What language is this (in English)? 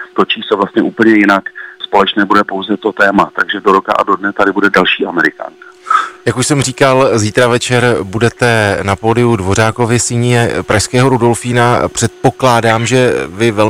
Czech